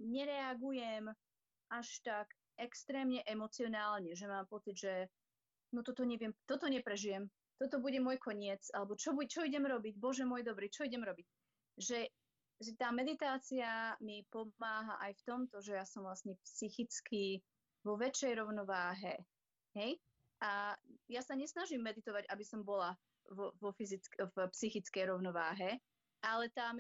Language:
Slovak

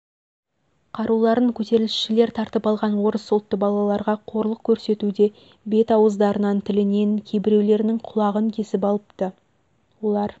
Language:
Kazakh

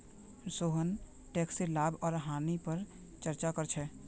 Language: Magahi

